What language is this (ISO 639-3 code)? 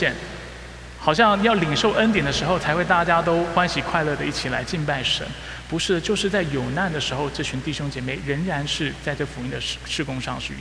zho